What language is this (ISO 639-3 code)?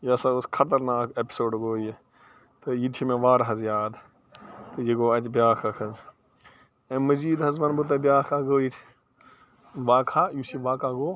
kas